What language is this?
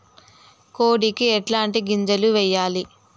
Telugu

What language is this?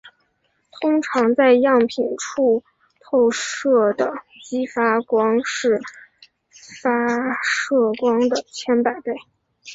Chinese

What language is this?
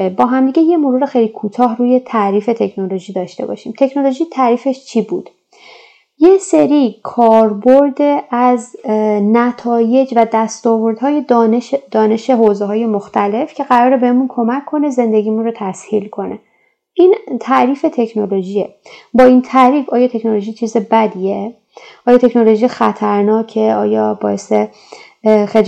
Persian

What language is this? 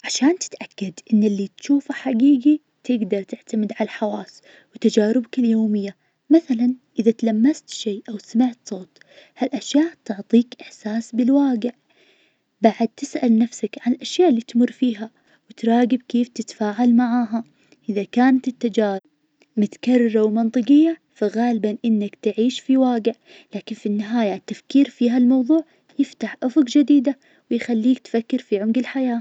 Najdi Arabic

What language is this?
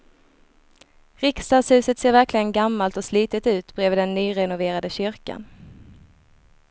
Swedish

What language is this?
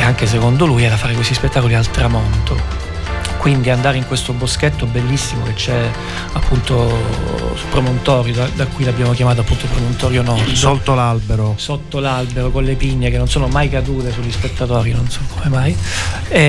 Italian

